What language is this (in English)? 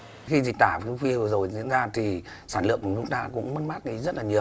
Vietnamese